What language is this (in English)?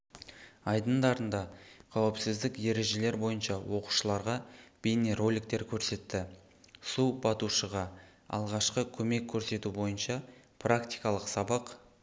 Kazakh